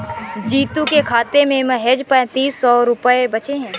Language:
Hindi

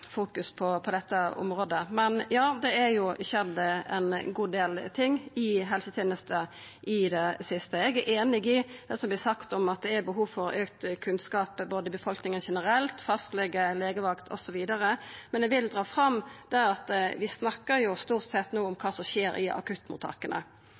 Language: Norwegian Nynorsk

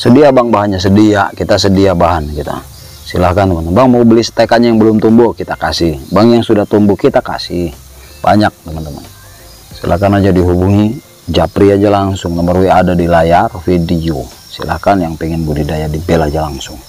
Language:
Indonesian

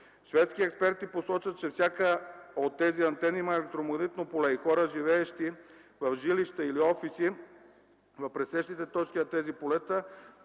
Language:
Bulgarian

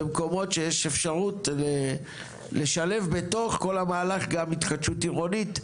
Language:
Hebrew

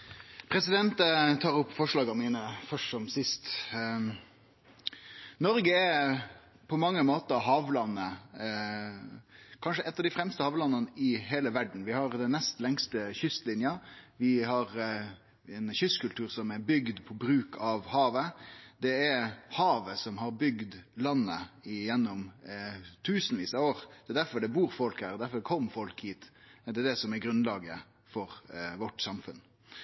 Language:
Norwegian Nynorsk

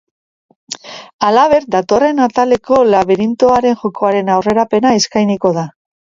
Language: Basque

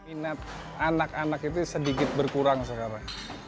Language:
Indonesian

